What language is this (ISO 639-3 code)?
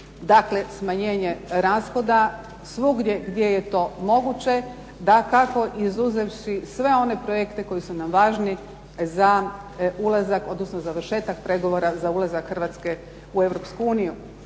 hrv